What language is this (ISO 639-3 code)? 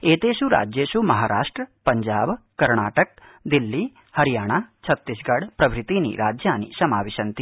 san